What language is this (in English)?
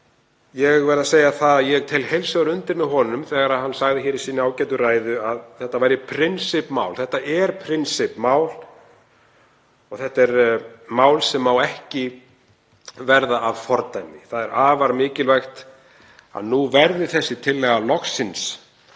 Icelandic